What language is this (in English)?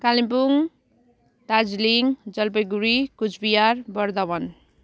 Nepali